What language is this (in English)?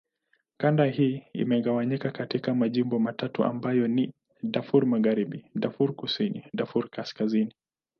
Swahili